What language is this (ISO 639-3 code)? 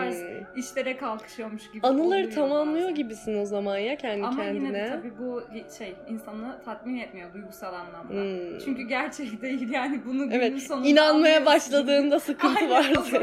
tur